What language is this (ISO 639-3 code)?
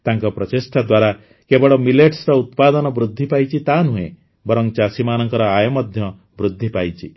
ori